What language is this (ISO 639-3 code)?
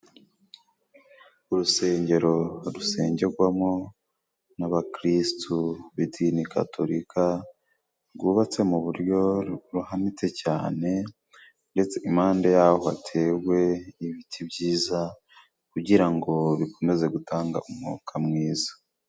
kin